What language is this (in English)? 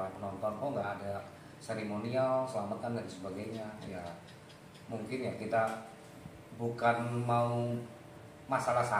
Indonesian